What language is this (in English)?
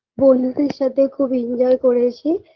Bangla